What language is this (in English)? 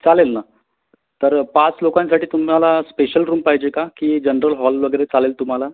Marathi